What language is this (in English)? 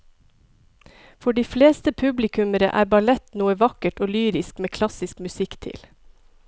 Norwegian